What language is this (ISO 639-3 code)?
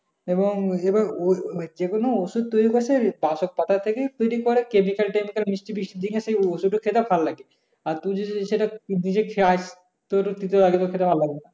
ben